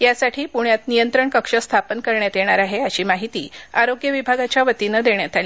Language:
Marathi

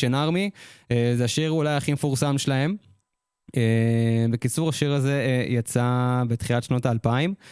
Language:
Hebrew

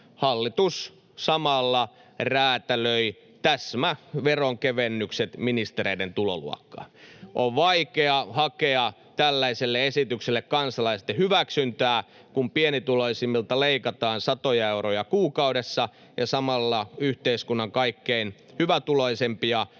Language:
Finnish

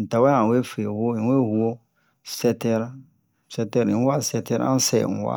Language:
Bomu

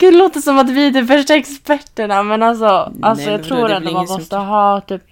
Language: Swedish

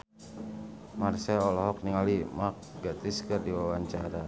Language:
Sundanese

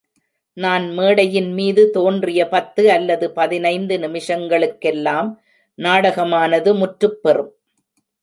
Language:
Tamil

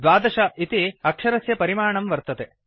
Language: Sanskrit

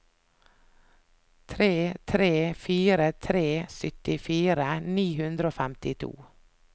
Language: Norwegian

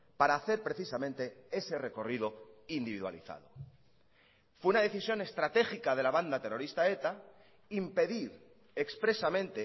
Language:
Spanish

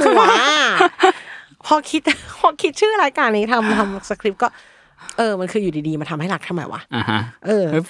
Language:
Thai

